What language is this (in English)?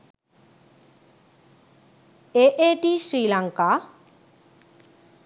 Sinhala